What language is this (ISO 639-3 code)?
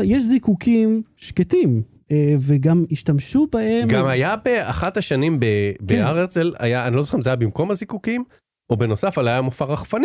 heb